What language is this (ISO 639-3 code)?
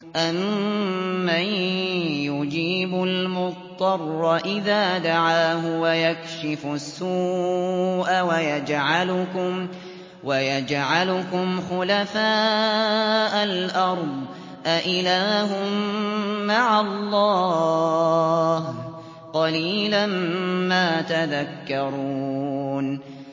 ara